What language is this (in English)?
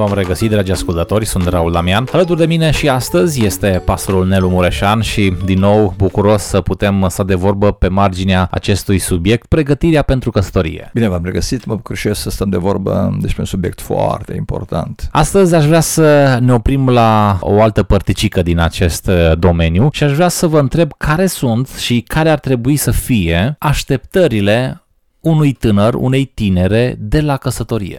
Romanian